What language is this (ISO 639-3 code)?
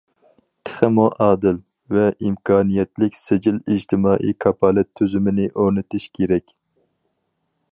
uig